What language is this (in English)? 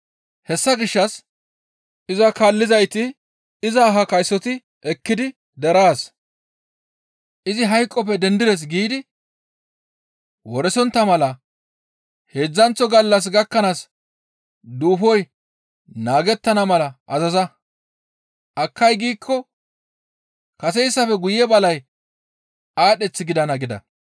Gamo